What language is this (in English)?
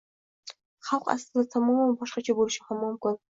Uzbek